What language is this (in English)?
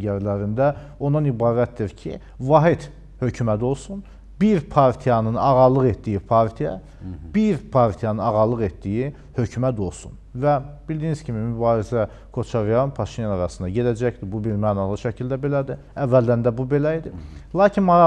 Turkish